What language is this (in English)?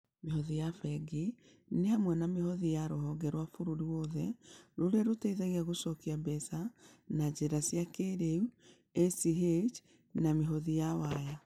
Kikuyu